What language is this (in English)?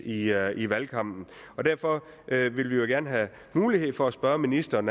Danish